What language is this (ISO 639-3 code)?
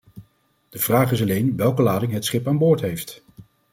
nld